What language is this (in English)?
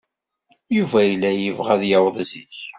Kabyle